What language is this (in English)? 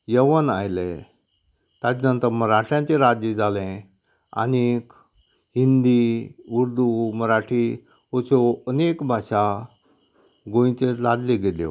Konkani